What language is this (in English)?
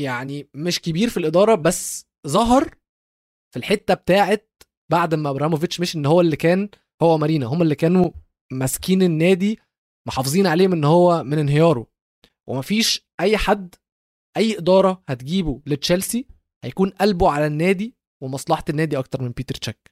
Arabic